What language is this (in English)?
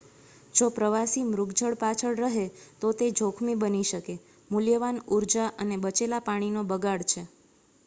Gujarati